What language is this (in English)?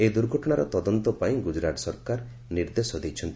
Odia